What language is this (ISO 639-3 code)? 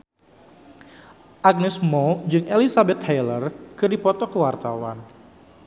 sun